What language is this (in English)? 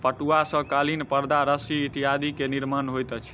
Maithili